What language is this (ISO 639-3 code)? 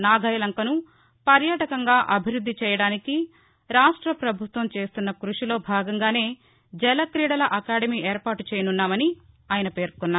tel